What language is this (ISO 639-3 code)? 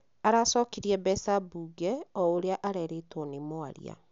kik